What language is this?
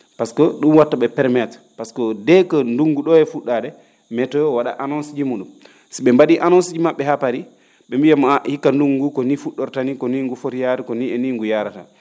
Fula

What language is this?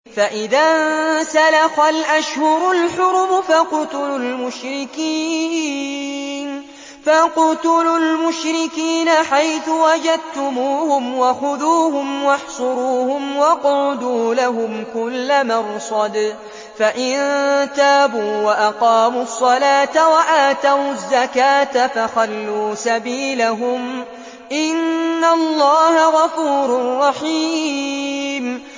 Arabic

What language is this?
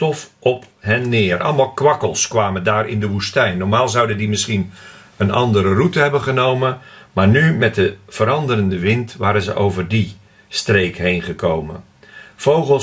Dutch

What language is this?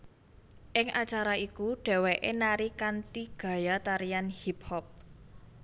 Javanese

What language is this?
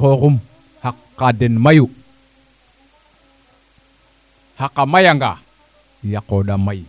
Serer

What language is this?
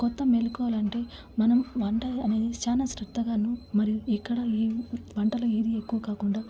Telugu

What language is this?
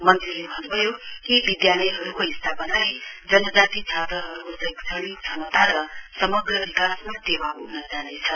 Nepali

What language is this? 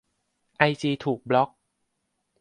Thai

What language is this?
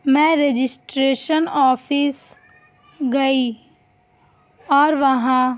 Urdu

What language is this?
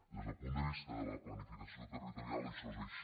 Catalan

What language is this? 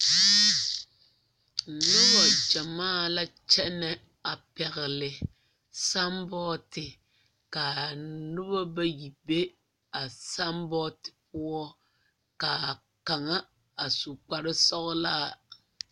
Southern Dagaare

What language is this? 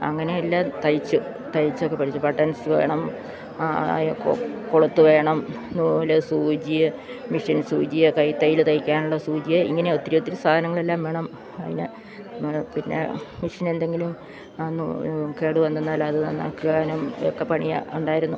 Malayalam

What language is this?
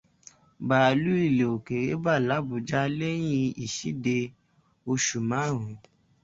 Yoruba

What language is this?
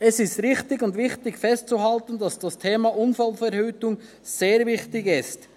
Swiss German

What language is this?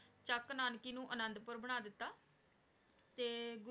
Punjabi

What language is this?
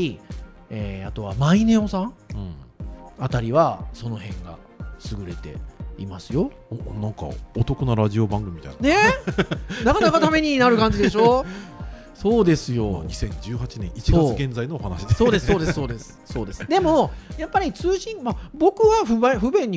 Japanese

